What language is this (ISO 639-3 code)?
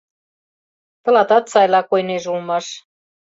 chm